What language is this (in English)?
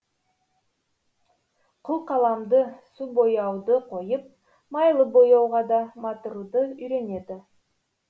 Kazakh